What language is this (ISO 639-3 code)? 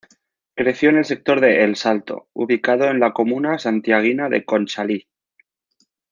spa